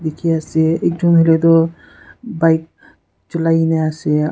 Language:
Naga Pidgin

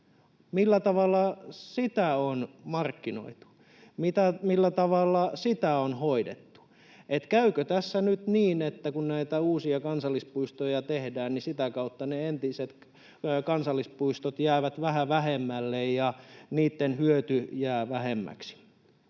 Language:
Finnish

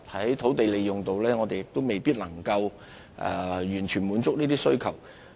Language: Cantonese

